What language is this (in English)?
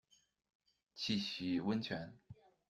Chinese